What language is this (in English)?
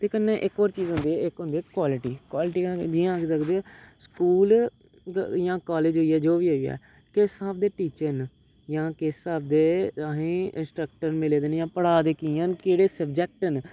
Dogri